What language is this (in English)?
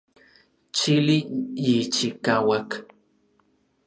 Orizaba Nahuatl